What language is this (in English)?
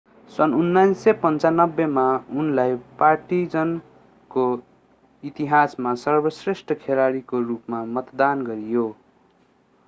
Nepali